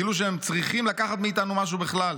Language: Hebrew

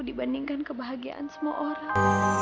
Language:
Indonesian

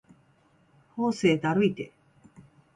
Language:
Japanese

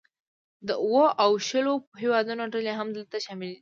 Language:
Pashto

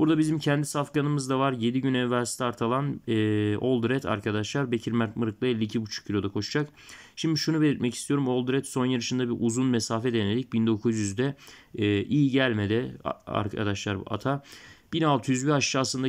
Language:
Turkish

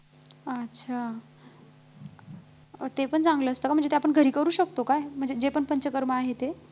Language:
Marathi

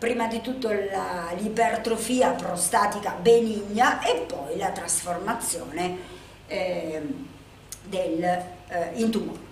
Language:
Italian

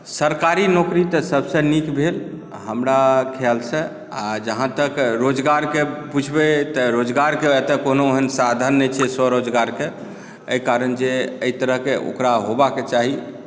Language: Maithili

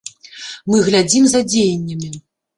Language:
Belarusian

